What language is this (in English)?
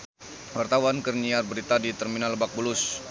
Sundanese